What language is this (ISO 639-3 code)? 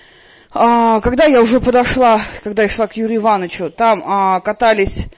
rus